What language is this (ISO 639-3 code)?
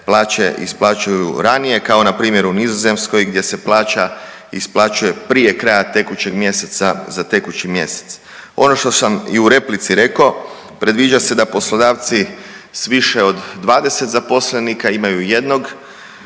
hrv